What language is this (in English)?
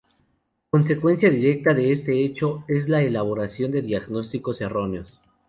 Spanish